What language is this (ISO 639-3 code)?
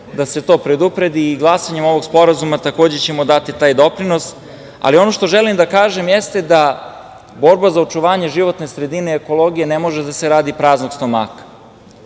srp